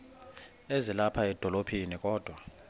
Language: Xhosa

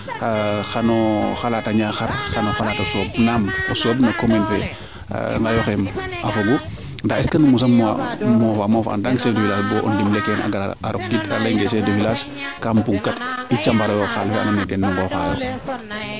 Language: Serer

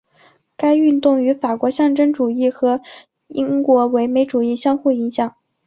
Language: Chinese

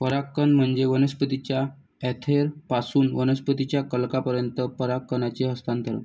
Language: Marathi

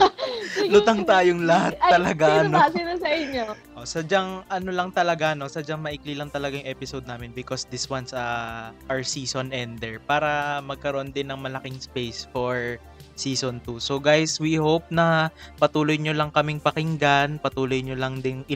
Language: Filipino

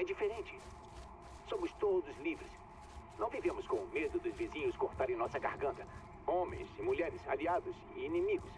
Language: Portuguese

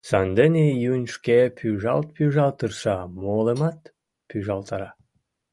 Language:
Mari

